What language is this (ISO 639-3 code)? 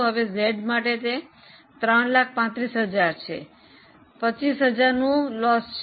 guj